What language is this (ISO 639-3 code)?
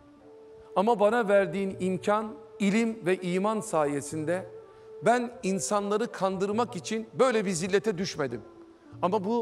tur